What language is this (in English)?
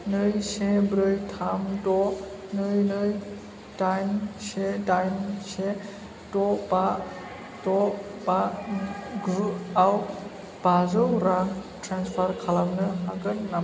Bodo